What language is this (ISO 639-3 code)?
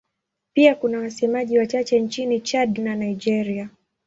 swa